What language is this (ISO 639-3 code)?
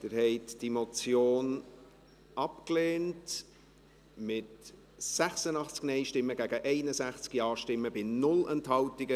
gsw